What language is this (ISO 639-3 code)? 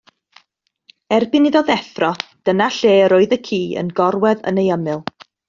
cym